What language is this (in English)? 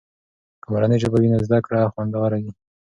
Pashto